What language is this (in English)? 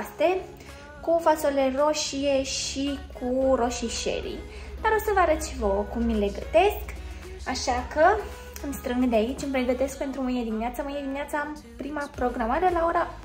Romanian